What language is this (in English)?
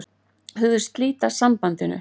Icelandic